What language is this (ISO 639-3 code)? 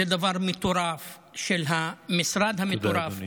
heb